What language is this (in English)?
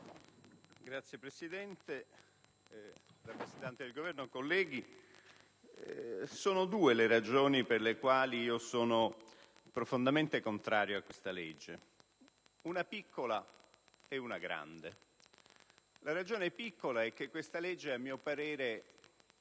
Italian